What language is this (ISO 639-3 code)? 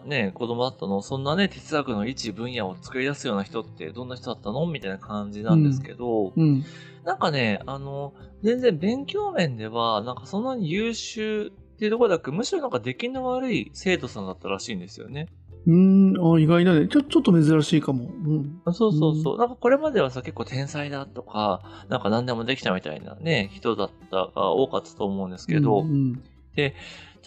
jpn